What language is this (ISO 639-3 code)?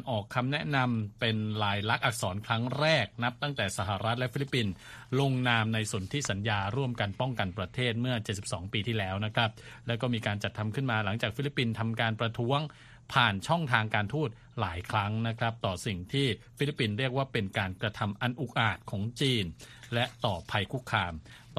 tha